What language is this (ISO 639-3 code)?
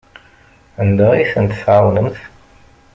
kab